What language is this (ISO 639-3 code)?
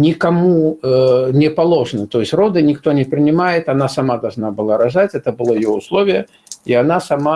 rus